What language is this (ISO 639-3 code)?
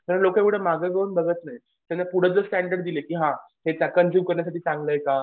mar